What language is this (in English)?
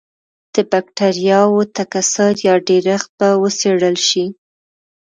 Pashto